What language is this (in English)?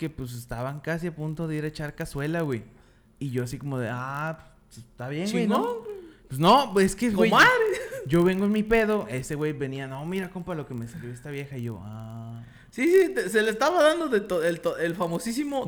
Spanish